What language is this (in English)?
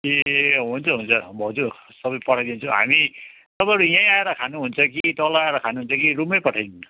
Nepali